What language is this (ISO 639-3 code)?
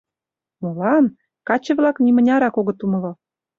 chm